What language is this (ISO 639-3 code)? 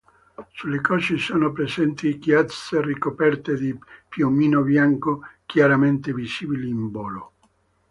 ita